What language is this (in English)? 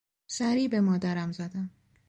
Persian